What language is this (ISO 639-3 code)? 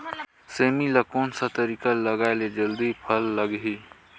hne